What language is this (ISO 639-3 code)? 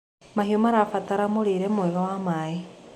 kik